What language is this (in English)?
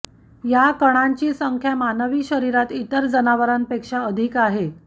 Marathi